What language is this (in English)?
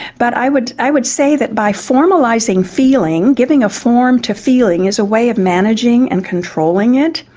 English